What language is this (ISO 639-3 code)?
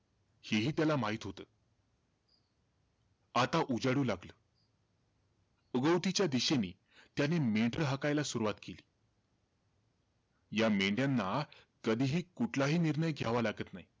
mar